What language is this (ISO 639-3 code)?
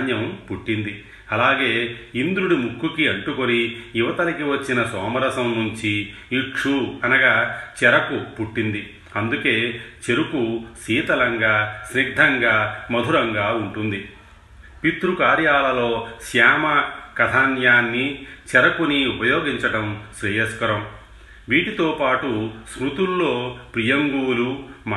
tel